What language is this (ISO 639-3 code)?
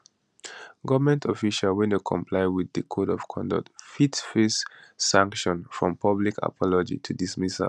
pcm